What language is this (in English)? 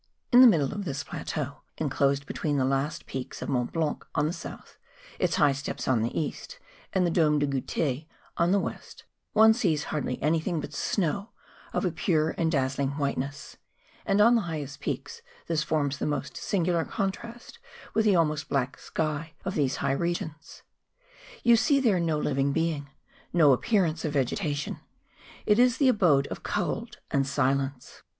English